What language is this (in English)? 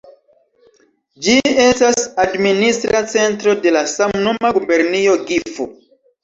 Esperanto